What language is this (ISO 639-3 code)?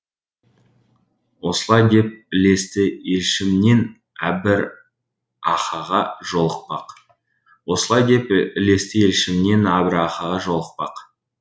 kaz